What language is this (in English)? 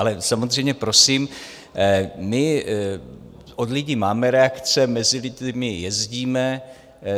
Czech